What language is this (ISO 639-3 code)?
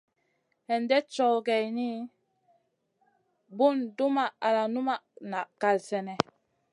mcn